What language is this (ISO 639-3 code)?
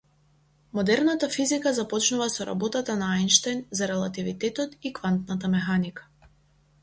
mkd